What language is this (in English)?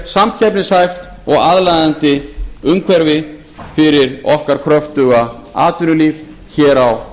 Icelandic